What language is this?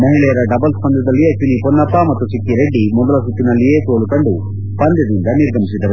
Kannada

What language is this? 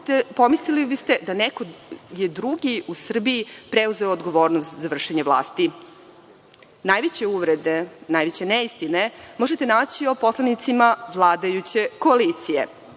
Serbian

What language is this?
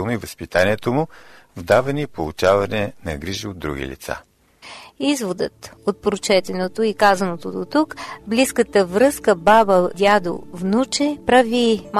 Bulgarian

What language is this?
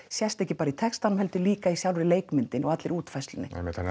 Icelandic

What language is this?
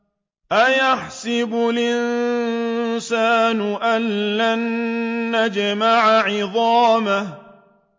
Arabic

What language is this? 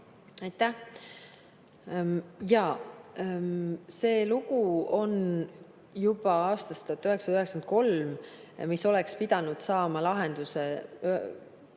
Estonian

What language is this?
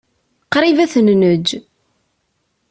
Kabyle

